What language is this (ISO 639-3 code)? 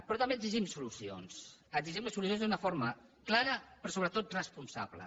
cat